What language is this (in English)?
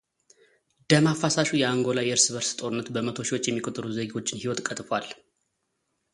Amharic